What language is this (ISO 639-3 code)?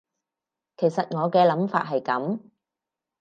yue